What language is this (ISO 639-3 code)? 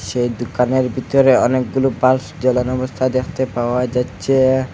ben